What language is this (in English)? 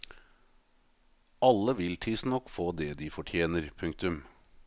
Norwegian